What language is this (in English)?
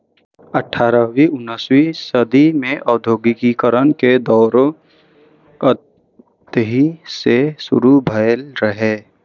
Maithili